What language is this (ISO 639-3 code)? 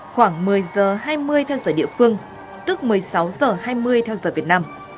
vie